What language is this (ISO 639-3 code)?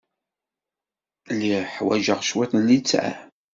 kab